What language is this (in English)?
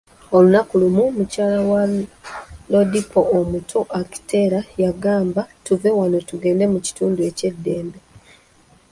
Ganda